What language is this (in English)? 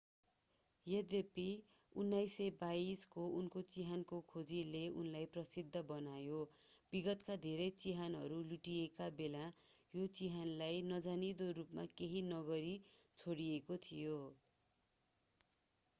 Nepali